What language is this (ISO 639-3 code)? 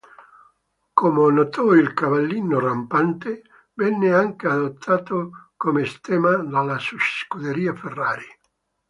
ita